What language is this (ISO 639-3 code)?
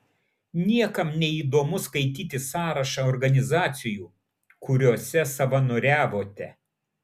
lit